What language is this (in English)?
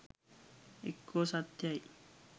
Sinhala